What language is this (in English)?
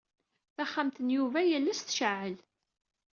Kabyle